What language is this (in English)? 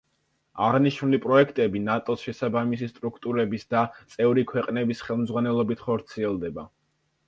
Georgian